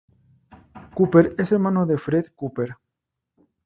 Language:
Spanish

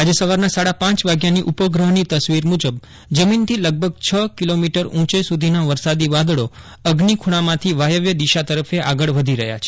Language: Gujarati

